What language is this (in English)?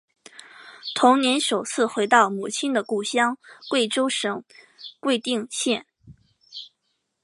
Chinese